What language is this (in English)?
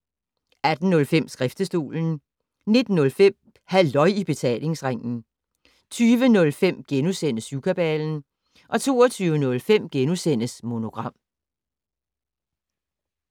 Danish